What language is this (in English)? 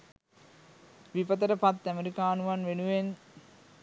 Sinhala